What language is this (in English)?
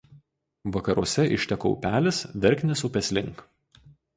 Lithuanian